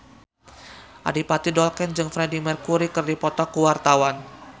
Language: Sundanese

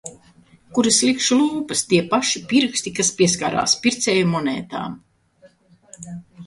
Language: Latvian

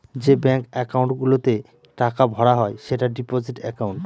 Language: Bangla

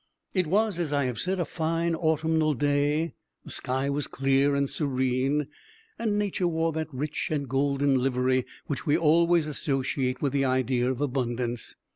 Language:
English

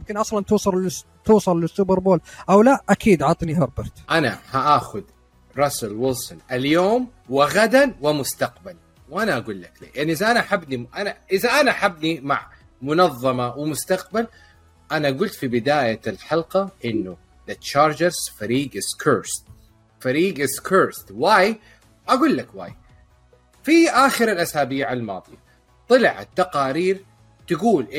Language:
Arabic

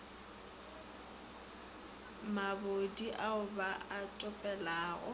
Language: Northern Sotho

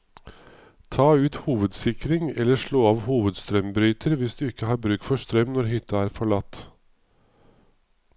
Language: Norwegian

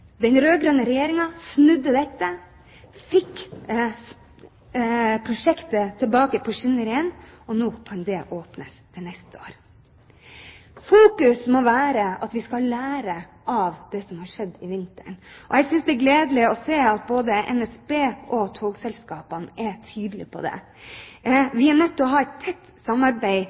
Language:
Norwegian Bokmål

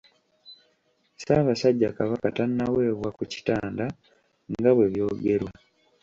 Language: Ganda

